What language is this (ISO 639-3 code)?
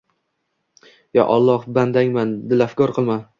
uzb